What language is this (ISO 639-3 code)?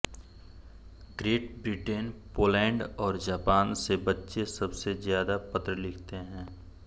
hin